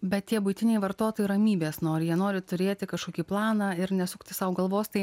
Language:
Lithuanian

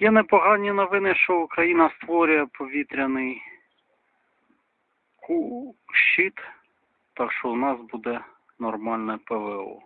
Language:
Ukrainian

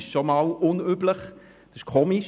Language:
Swiss German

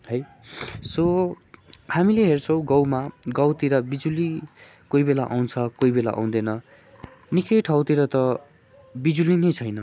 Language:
Nepali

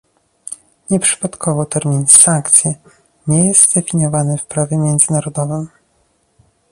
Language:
Polish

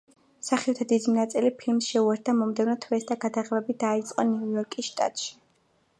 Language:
Georgian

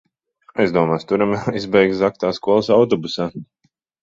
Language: Latvian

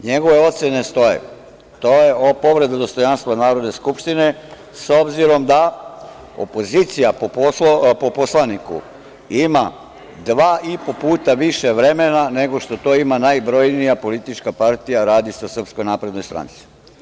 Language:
Serbian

